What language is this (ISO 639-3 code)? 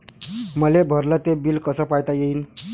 mar